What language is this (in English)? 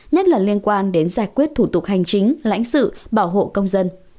Vietnamese